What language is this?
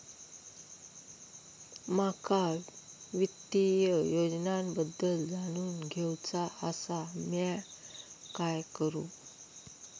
Marathi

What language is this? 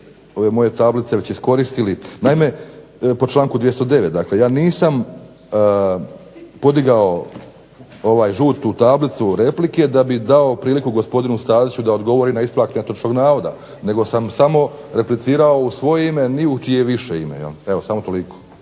Croatian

